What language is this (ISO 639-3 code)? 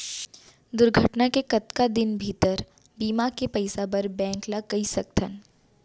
hne